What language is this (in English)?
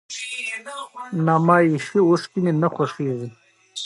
Pashto